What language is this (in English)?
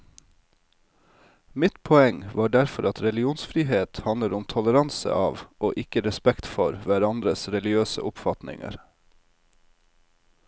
Norwegian